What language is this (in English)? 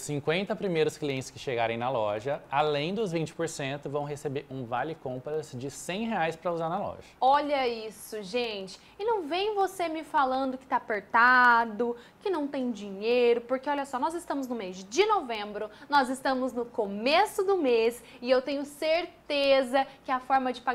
Portuguese